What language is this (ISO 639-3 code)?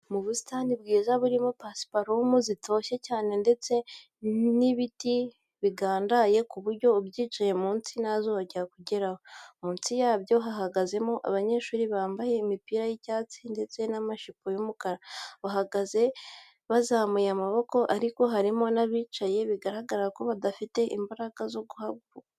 kin